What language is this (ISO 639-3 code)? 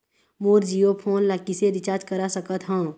hne